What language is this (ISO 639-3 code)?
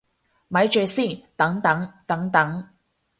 yue